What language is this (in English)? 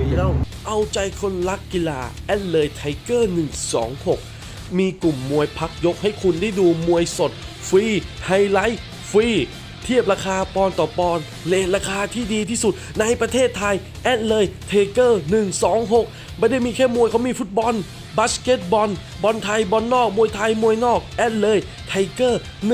Thai